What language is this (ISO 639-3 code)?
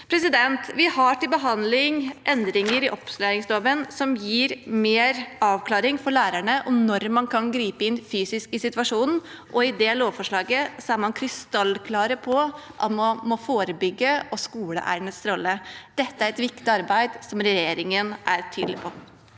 nor